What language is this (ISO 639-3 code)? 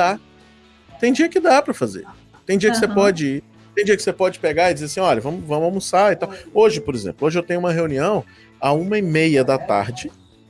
por